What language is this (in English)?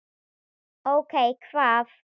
Icelandic